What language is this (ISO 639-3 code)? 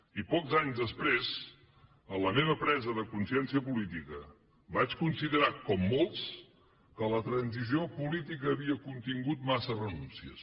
cat